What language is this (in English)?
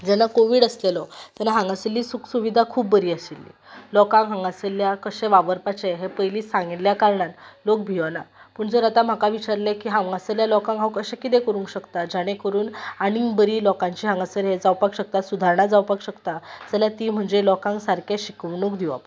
Konkani